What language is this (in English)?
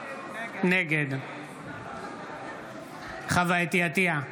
Hebrew